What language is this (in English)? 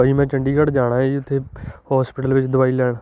Punjabi